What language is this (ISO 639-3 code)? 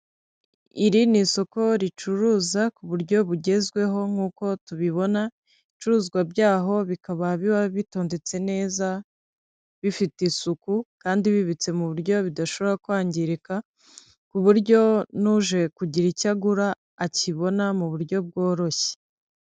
kin